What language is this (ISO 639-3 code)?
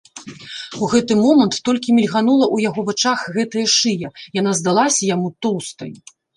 bel